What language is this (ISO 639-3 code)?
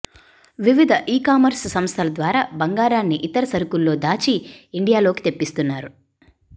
tel